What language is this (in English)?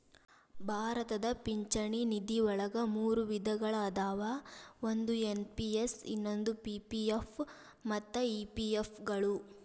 Kannada